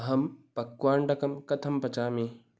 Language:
Sanskrit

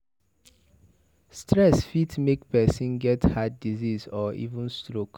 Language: Nigerian Pidgin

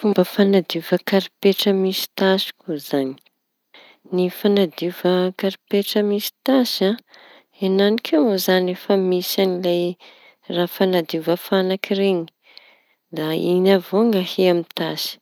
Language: Tanosy Malagasy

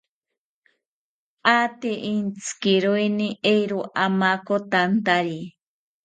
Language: South Ucayali Ashéninka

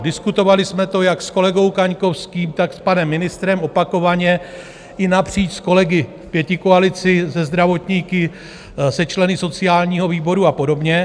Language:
Czech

